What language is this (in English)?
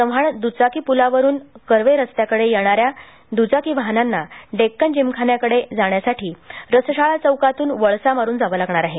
Marathi